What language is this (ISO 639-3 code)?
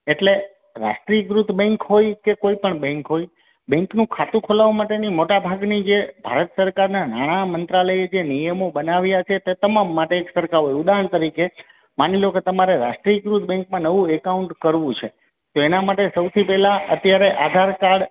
guj